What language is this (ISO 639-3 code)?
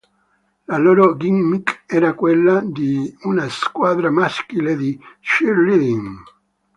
ita